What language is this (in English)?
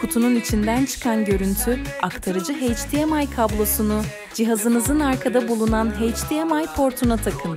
Turkish